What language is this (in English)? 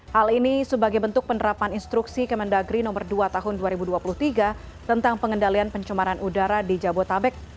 Indonesian